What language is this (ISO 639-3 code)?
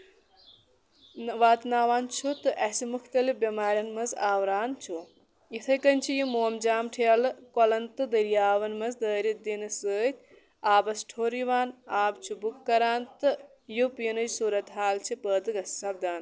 kas